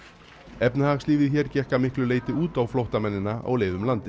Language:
Icelandic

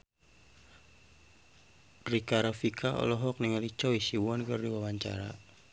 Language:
Sundanese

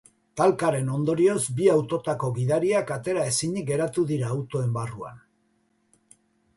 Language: Basque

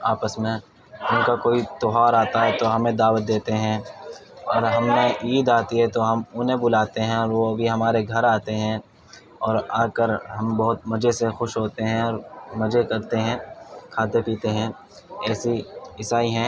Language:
Urdu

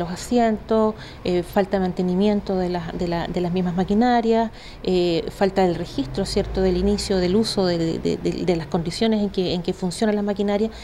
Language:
Spanish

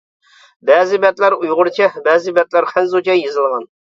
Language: Uyghur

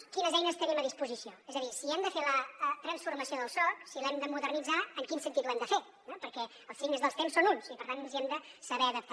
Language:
Catalan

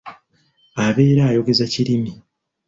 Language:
Ganda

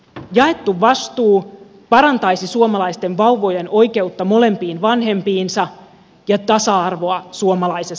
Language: Finnish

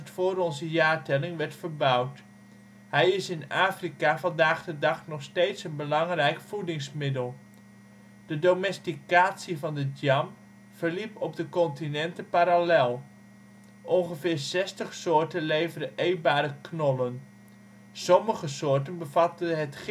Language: Dutch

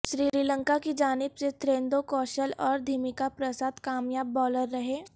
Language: Urdu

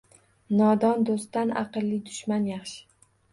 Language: Uzbek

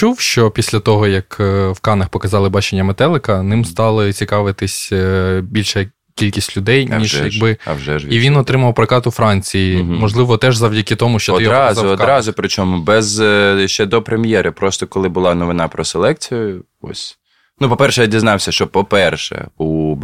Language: Ukrainian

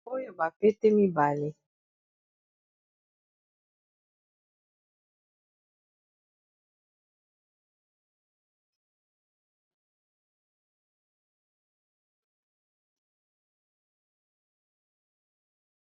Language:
Lingala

